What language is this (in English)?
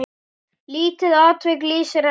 Icelandic